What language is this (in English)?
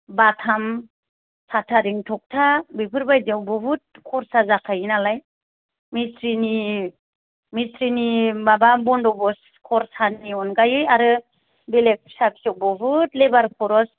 Bodo